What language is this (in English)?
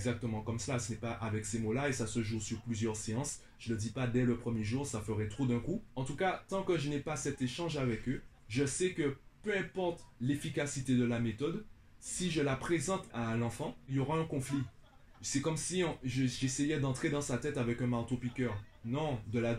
French